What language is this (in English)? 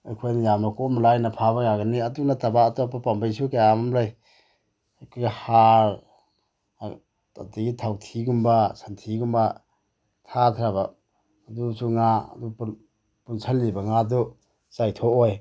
Manipuri